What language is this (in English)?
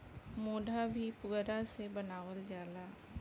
Bhojpuri